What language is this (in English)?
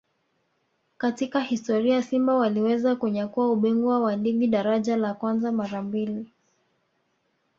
Swahili